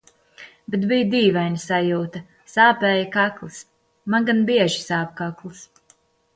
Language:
Latvian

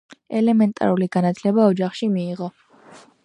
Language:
Georgian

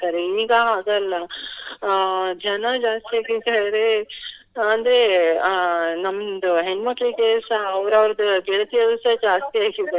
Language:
Kannada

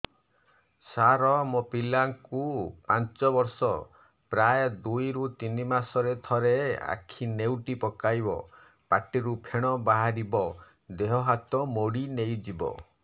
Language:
Odia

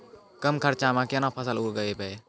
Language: Maithili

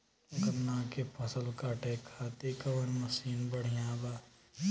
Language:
Bhojpuri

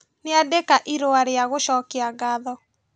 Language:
Kikuyu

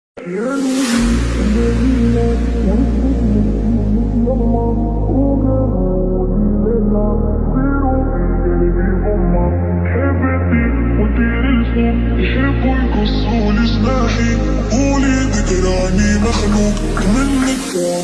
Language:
Pashto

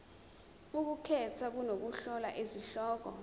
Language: Zulu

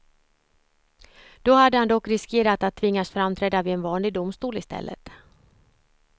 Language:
Swedish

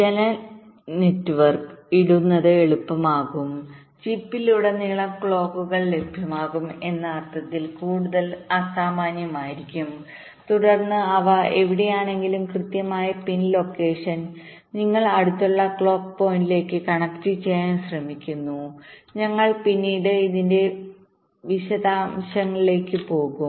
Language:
Malayalam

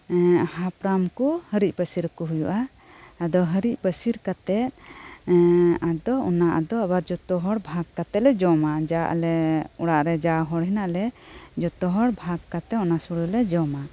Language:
Santali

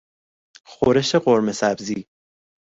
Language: Persian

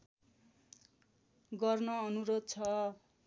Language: Nepali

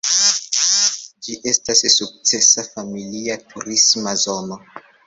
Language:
Esperanto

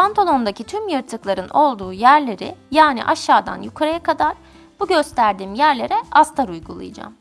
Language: Turkish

